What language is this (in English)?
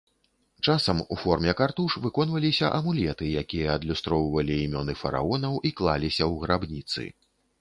Belarusian